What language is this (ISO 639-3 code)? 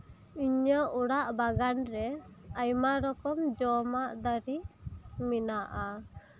sat